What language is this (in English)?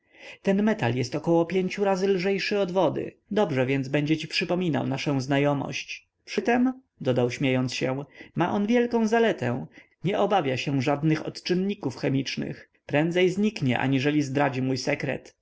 Polish